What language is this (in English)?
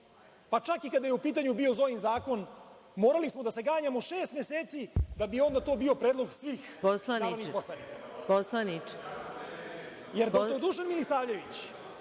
Serbian